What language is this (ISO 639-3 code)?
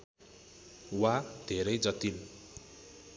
nep